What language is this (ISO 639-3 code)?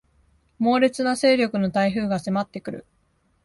jpn